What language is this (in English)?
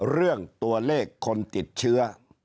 Thai